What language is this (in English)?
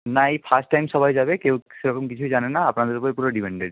Bangla